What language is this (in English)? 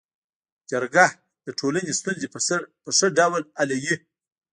Pashto